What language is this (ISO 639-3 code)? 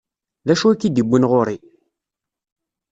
kab